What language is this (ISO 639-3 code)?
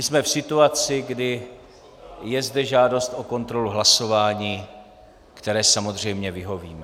ces